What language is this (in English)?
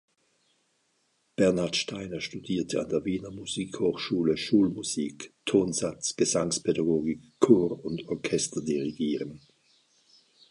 German